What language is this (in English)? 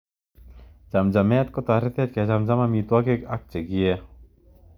Kalenjin